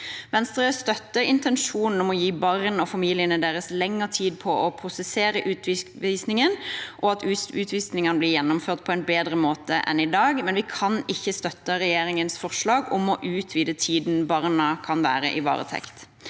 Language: Norwegian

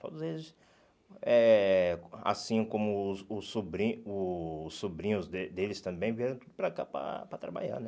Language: Portuguese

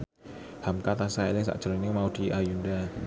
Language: Javanese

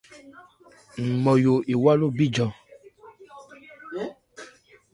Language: Ebrié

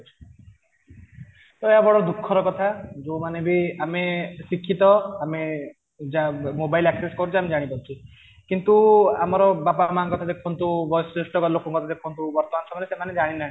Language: Odia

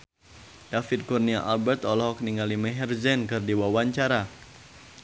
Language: Sundanese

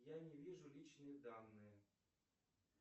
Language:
Russian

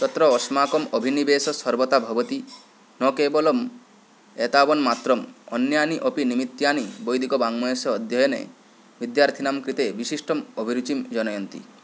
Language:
Sanskrit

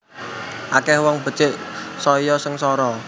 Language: Javanese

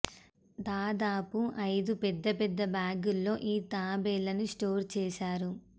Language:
Telugu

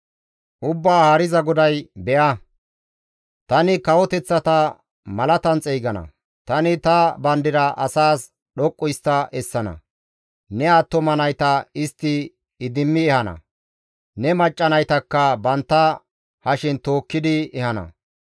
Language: Gamo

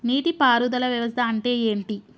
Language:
Telugu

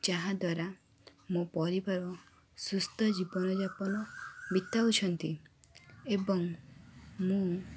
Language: Odia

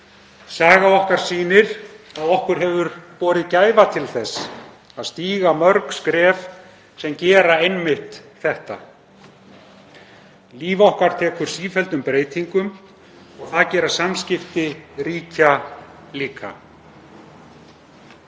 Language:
Icelandic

